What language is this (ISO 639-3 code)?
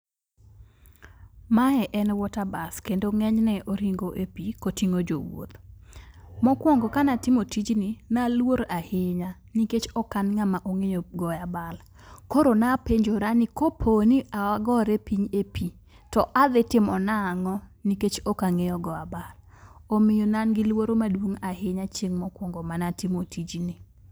luo